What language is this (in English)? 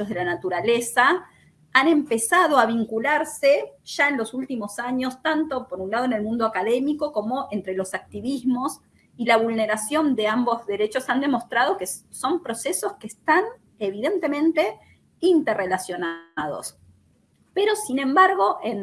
Spanish